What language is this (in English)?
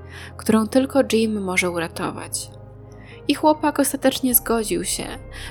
Polish